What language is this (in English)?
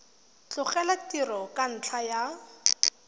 Tswana